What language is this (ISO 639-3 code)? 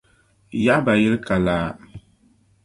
dag